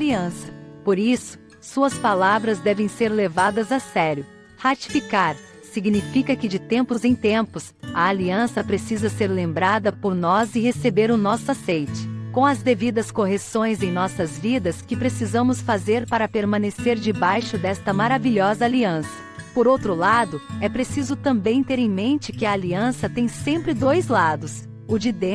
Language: Portuguese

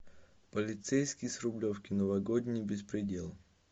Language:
Russian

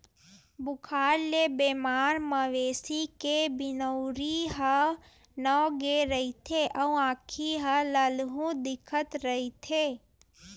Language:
Chhattisgarhi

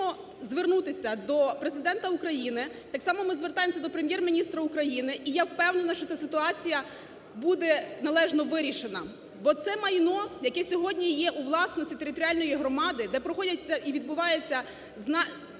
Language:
Ukrainian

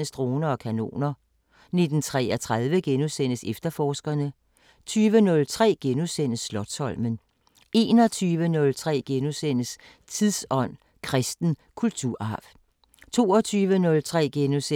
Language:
Danish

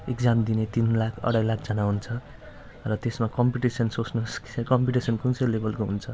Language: Nepali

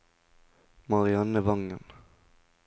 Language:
Norwegian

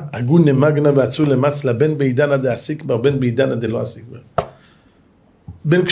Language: Hebrew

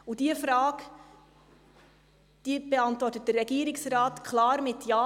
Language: Swiss German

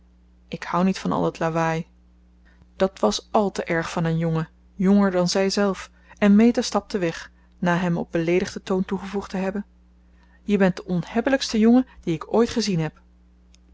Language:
Dutch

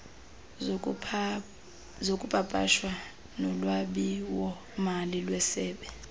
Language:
Xhosa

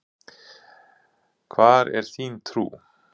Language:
Icelandic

